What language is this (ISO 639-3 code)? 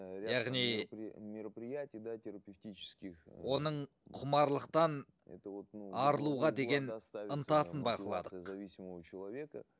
kaz